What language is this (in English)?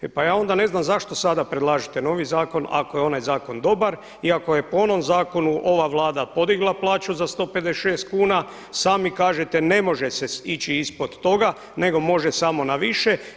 Croatian